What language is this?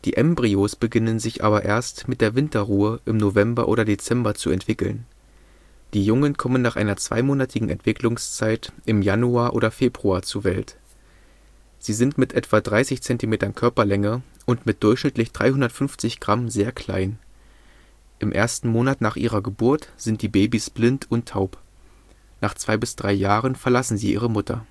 German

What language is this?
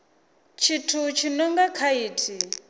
Venda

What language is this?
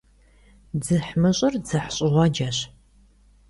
Kabardian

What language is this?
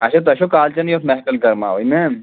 Kashmiri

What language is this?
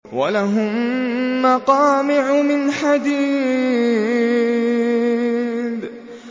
Arabic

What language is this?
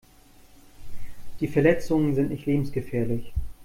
German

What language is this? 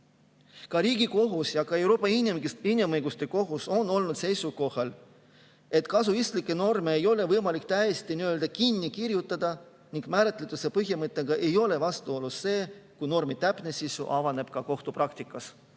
Estonian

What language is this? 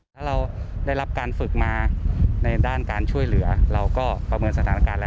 Thai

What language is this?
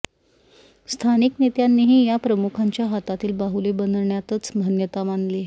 Marathi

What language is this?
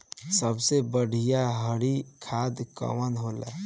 Bhojpuri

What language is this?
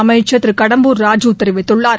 Tamil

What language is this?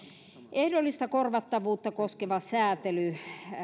Finnish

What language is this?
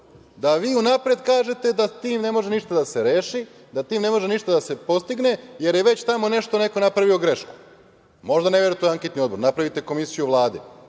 Serbian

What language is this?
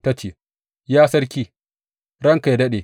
Hausa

